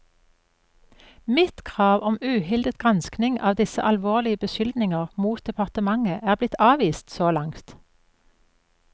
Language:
Norwegian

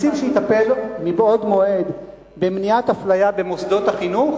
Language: Hebrew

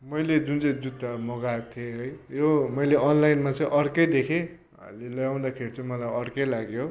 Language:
Nepali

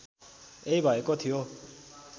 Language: Nepali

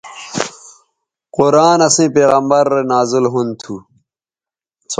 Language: Bateri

